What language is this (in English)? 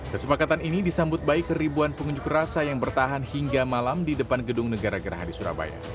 Indonesian